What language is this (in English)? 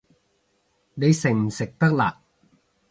Cantonese